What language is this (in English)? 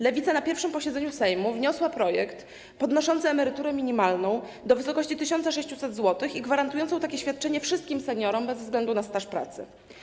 Polish